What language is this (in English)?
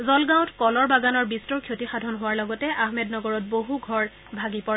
Assamese